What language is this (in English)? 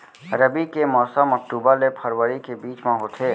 Chhattisgarhi